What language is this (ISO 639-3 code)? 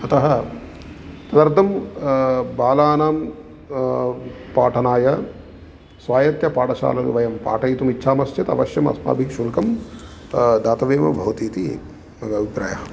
san